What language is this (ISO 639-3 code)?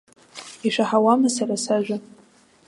abk